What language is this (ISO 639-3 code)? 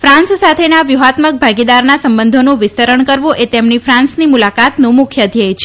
guj